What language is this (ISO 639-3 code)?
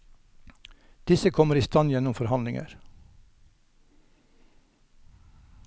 nor